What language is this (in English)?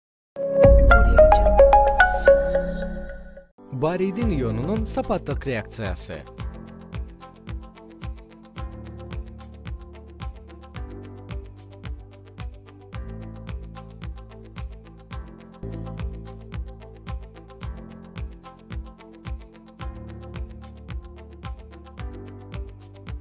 Kyrgyz